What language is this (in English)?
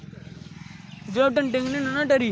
Dogri